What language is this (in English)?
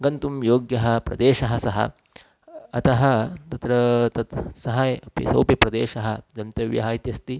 Sanskrit